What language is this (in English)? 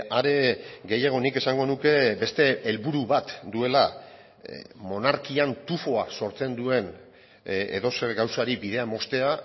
Basque